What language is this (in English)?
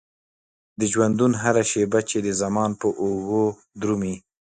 Pashto